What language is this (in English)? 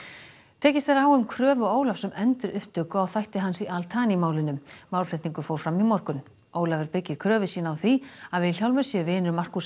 Icelandic